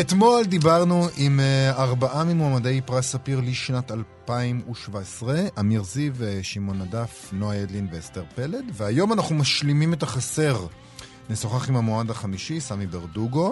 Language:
Hebrew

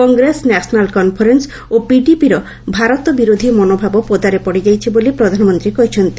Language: Odia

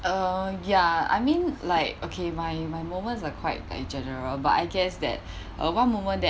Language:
English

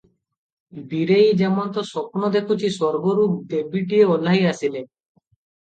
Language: Odia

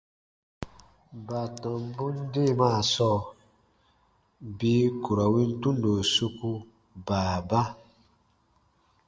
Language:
Baatonum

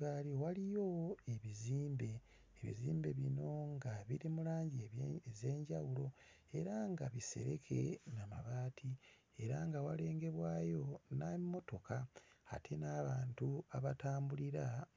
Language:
Ganda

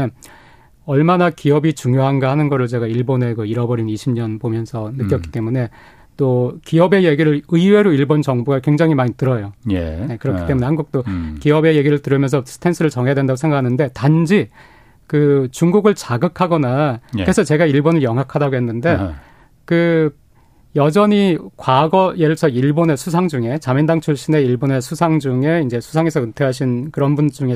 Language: Korean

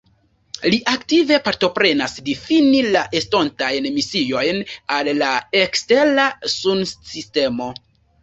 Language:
Esperanto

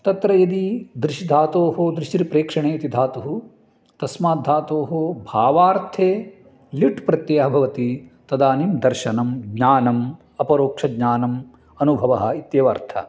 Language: Sanskrit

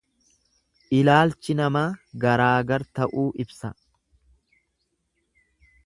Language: Oromo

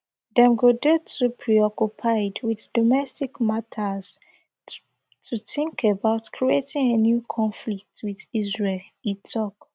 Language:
Nigerian Pidgin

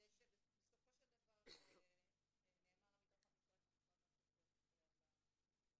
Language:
Hebrew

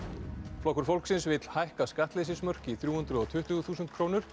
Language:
Icelandic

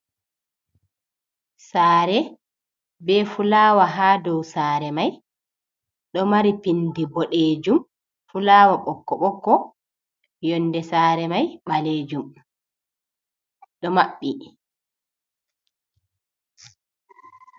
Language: Fula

